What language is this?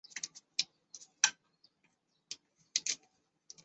Chinese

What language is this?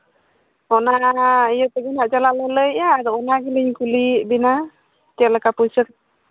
Santali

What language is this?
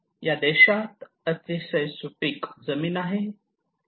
Marathi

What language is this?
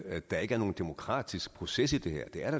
Danish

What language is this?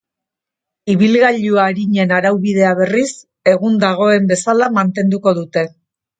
Basque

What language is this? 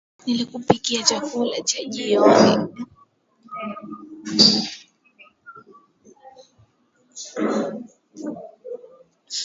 Swahili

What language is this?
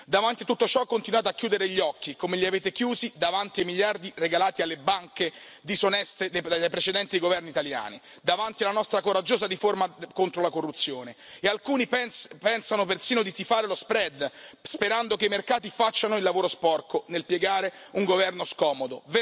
Italian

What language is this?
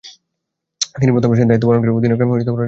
Bangla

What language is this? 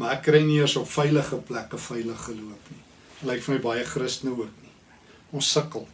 Dutch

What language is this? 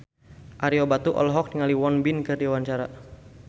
Sundanese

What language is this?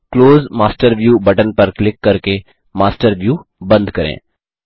Hindi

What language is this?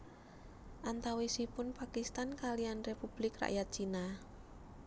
Javanese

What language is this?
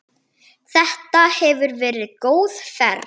Icelandic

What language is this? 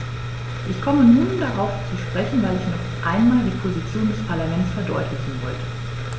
German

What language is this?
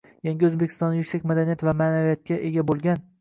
Uzbek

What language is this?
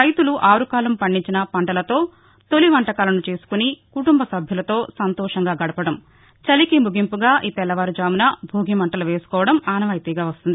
Telugu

